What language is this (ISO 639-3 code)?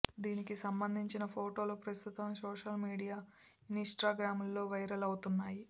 tel